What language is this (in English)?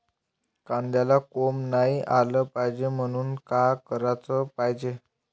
Marathi